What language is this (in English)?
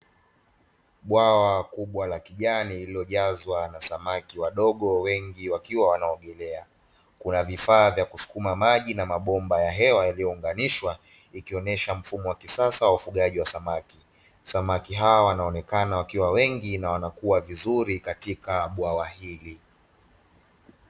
Swahili